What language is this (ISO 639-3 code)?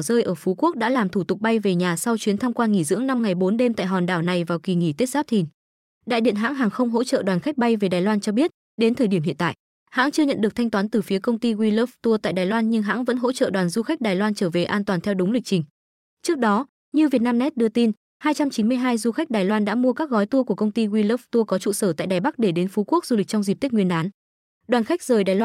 vie